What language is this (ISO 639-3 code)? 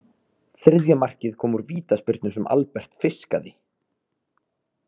isl